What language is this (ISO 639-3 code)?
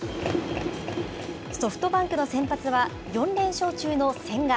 jpn